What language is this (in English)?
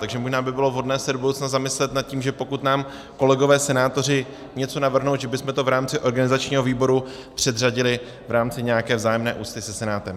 Czech